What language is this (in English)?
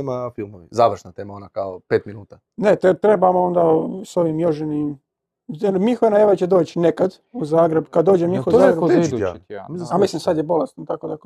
Croatian